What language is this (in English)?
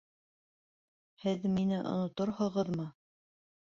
Bashkir